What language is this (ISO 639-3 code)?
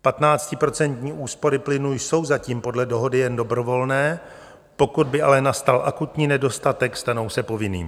ces